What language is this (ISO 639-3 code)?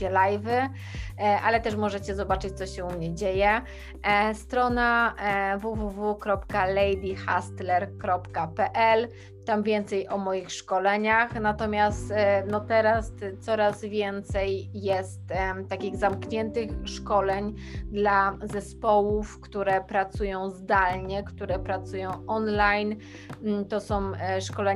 pol